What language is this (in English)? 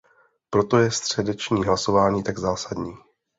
Czech